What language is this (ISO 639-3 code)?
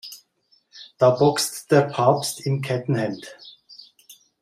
deu